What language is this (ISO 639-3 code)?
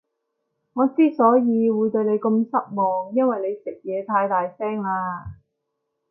yue